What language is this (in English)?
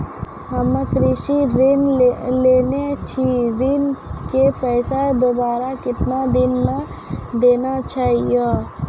Maithili